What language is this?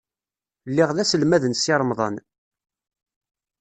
Kabyle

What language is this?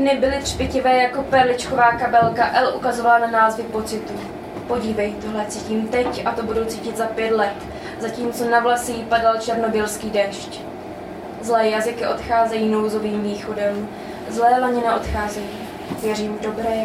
Czech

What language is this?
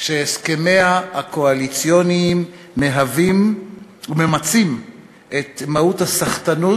Hebrew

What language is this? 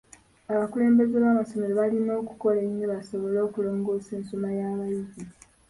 Ganda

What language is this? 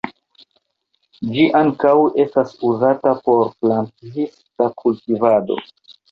Esperanto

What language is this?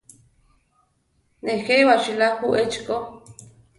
Central Tarahumara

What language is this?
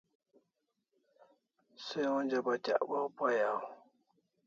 Kalasha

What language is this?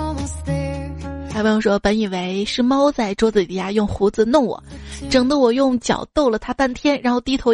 Chinese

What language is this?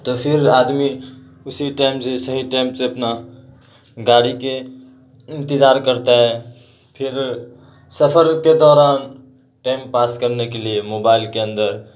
Urdu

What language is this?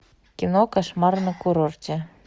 Russian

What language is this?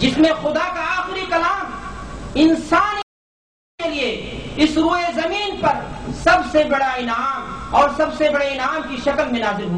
Urdu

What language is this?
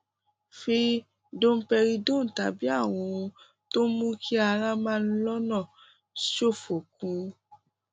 Yoruba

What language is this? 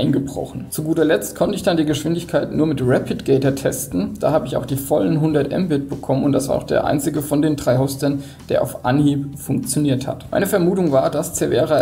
German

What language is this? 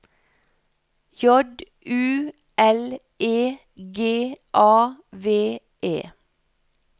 Norwegian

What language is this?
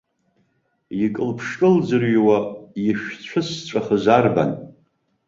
Abkhazian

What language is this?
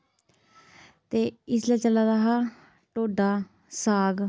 Dogri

